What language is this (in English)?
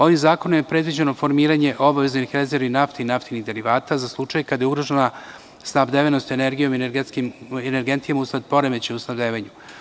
Serbian